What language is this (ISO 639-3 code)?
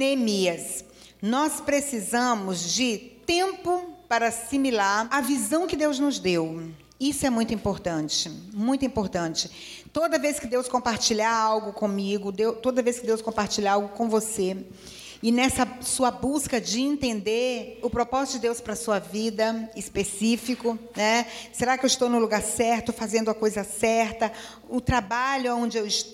por